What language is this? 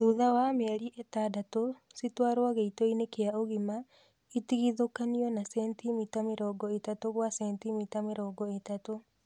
Kikuyu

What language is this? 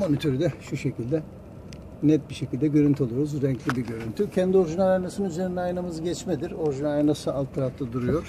Turkish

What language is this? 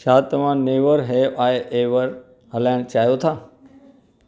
Sindhi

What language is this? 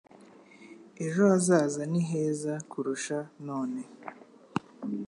Kinyarwanda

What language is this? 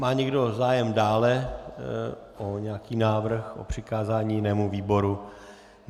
Czech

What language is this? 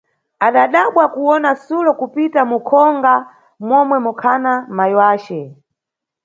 Nyungwe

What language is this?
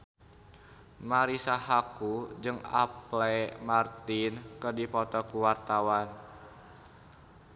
Sundanese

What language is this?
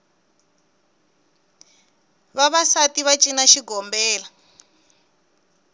Tsonga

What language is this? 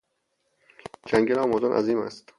Persian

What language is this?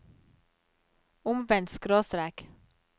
Norwegian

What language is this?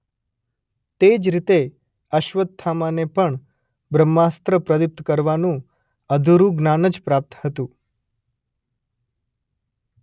Gujarati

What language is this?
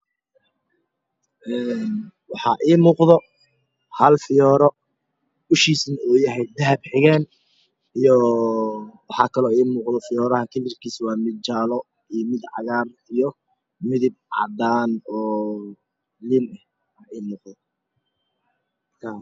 Somali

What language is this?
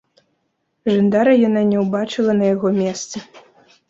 Belarusian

